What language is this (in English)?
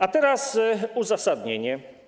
Polish